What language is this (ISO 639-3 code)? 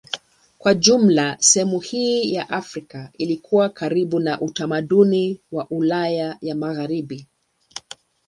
swa